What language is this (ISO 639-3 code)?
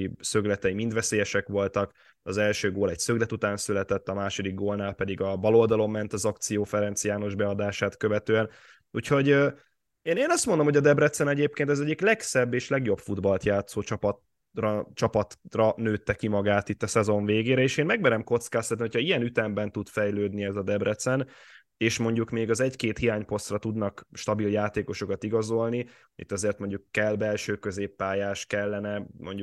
hun